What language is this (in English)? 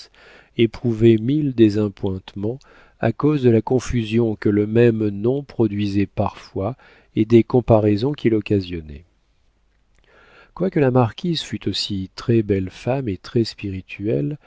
French